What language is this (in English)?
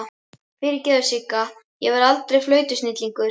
Icelandic